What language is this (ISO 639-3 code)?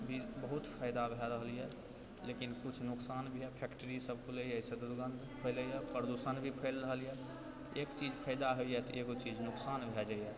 mai